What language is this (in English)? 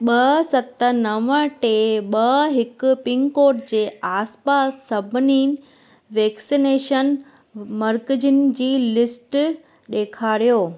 Sindhi